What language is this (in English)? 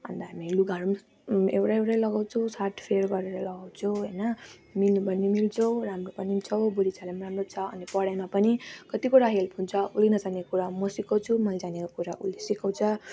Nepali